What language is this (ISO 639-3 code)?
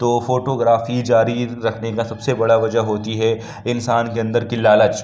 urd